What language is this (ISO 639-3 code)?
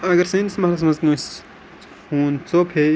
kas